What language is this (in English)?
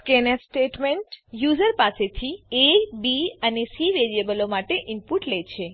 Gujarati